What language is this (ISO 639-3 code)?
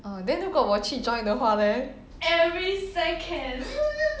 eng